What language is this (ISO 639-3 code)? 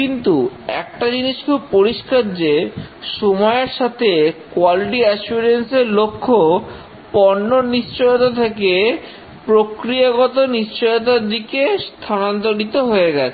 ben